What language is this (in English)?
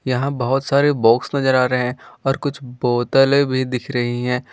Hindi